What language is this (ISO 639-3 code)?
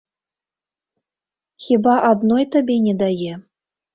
bel